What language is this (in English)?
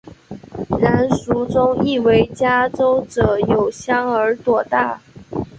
Chinese